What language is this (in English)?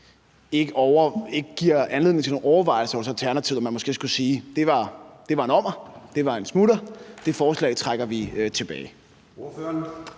Danish